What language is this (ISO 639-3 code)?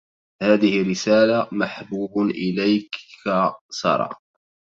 ara